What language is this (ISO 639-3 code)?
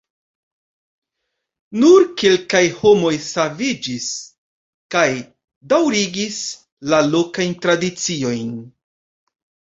epo